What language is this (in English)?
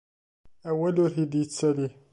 Kabyle